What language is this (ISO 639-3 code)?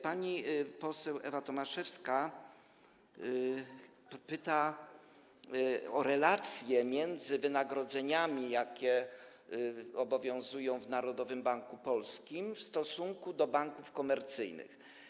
pol